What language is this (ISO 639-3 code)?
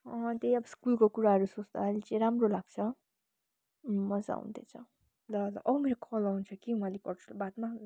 nep